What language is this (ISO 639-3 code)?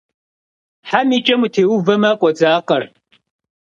kbd